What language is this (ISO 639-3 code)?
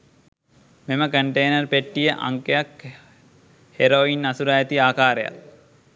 sin